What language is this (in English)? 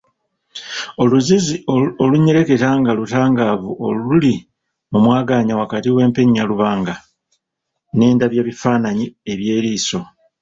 Ganda